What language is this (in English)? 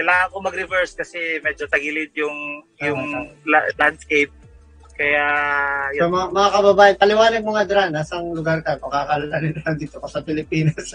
Filipino